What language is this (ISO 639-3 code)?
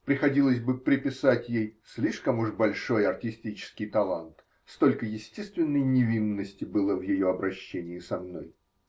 rus